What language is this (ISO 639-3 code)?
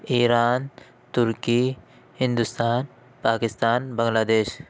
urd